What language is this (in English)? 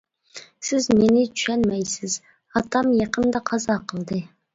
Uyghur